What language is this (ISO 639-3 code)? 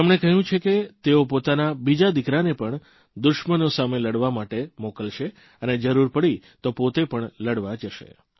guj